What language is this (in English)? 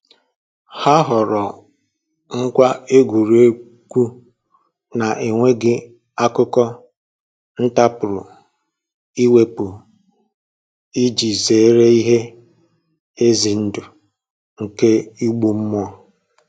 Igbo